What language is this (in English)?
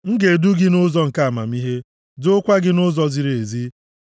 Igbo